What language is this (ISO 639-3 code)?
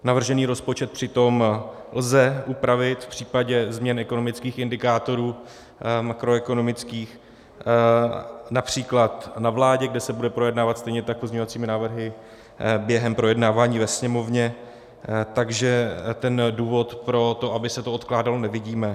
ces